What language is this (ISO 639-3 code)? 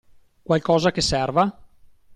ita